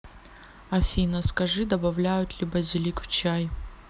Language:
Russian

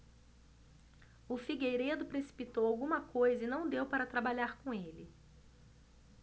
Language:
Portuguese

